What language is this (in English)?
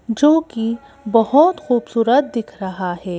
Hindi